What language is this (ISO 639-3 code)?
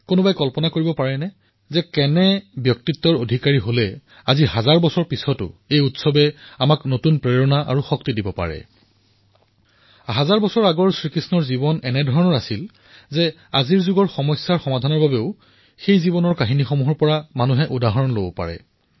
asm